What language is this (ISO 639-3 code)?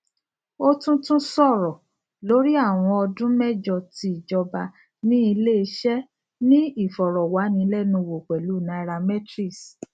yor